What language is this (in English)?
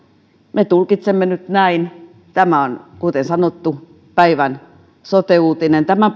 Finnish